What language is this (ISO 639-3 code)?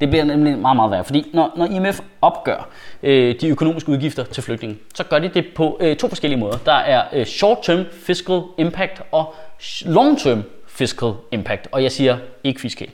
dan